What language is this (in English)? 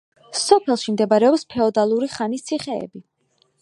Georgian